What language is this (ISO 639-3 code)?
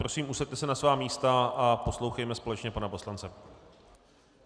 ces